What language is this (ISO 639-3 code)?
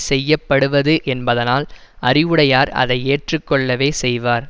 tam